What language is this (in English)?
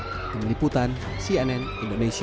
Indonesian